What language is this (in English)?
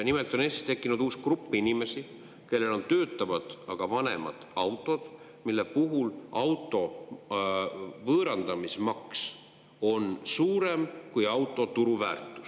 Estonian